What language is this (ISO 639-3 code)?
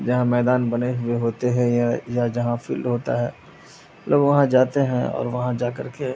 urd